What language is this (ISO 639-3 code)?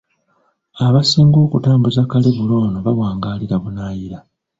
lug